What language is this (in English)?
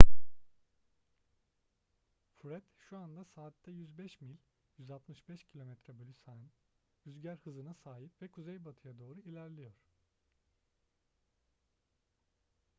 Turkish